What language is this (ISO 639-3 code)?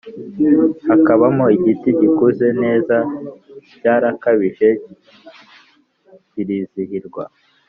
kin